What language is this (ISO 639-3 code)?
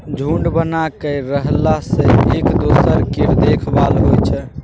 mai